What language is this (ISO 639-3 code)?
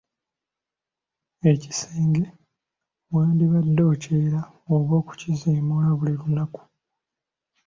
lug